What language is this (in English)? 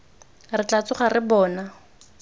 Tswana